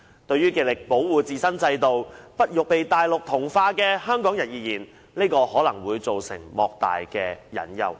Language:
Cantonese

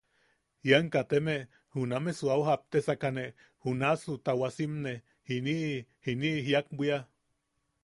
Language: Yaqui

